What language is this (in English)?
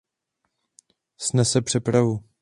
Czech